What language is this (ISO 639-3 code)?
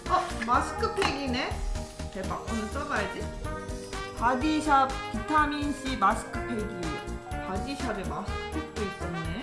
kor